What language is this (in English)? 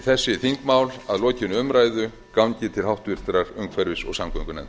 Icelandic